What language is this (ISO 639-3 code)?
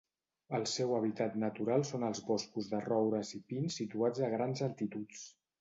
cat